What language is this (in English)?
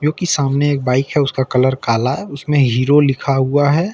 Hindi